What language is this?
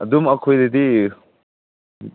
Manipuri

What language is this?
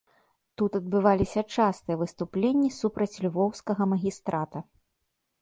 Belarusian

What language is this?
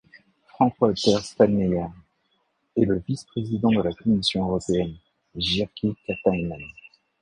French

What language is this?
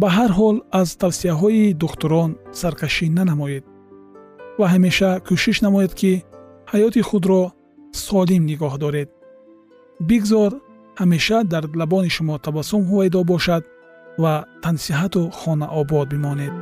Persian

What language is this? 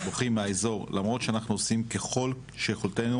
Hebrew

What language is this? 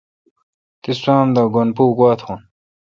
Kalkoti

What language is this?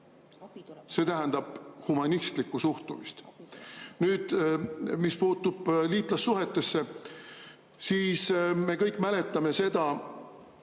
Estonian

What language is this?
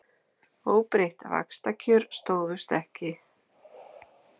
Icelandic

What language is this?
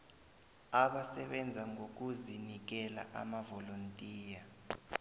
South Ndebele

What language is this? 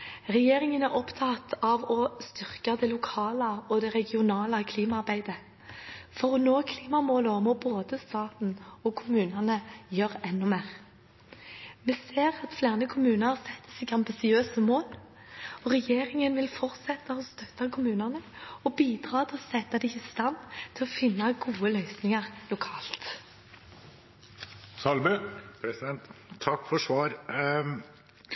Norwegian Bokmål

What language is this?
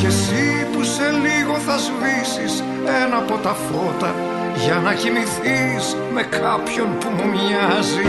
Greek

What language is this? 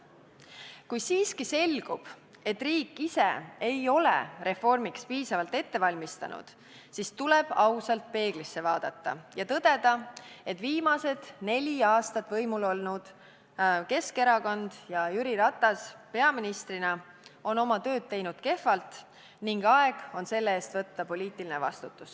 Estonian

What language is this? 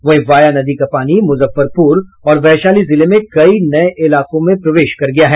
Hindi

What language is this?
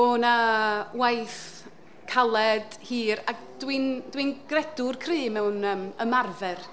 Welsh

